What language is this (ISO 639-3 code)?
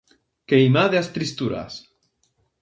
glg